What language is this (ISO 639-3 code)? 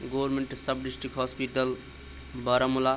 kas